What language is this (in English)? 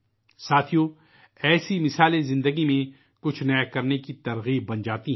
Urdu